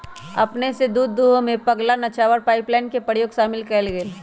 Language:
Magahi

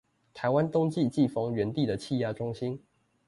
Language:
Chinese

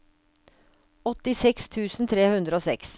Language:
Norwegian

